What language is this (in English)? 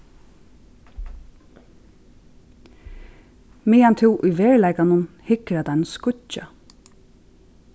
Faroese